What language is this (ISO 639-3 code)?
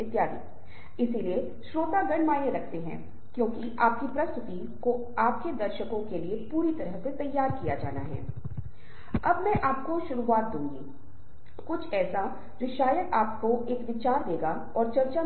hin